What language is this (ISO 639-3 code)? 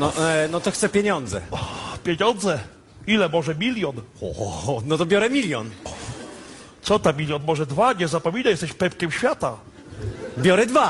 pol